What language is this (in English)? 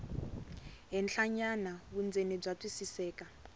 Tsonga